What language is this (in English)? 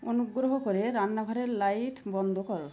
Bangla